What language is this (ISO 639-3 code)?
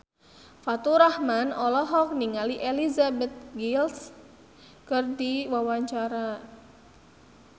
sun